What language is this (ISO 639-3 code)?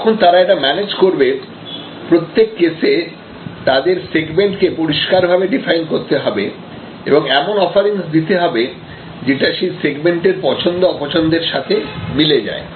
ben